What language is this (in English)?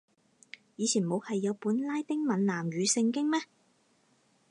Cantonese